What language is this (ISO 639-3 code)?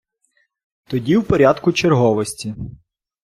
ukr